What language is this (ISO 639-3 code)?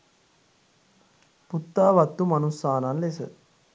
sin